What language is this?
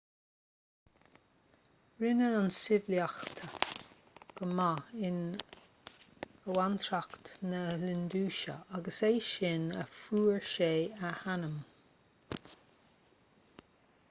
Irish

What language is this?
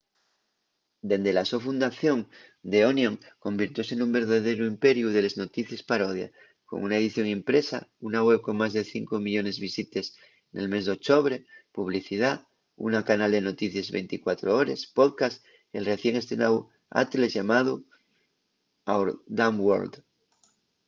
Asturian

